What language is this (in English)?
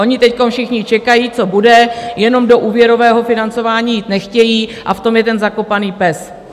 Czech